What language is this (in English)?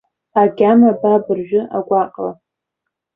Abkhazian